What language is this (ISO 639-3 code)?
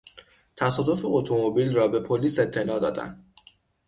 fas